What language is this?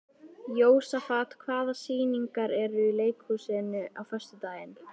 Icelandic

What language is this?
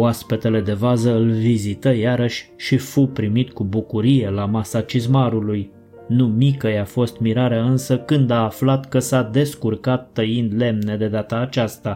Romanian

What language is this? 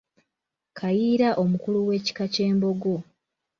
Ganda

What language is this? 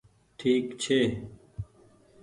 Goaria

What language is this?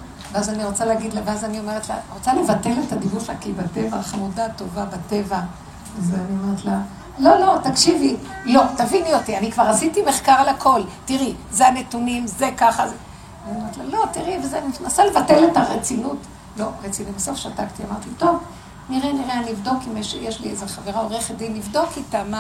Hebrew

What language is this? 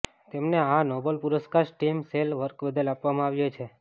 Gujarati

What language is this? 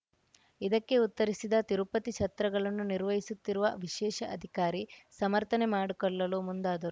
Kannada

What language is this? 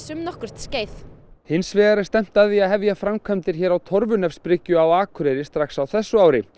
Icelandic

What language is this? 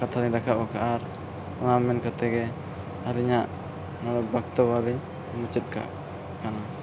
Santali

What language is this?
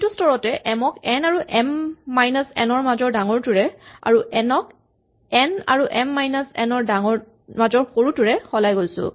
Assamese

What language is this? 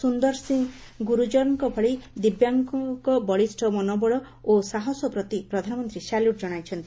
Odia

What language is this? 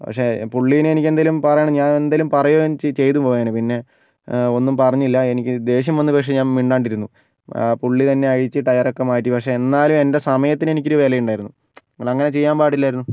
Malayalam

